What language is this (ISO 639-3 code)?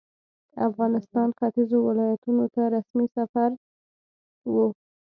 pus